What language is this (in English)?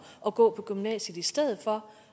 Danish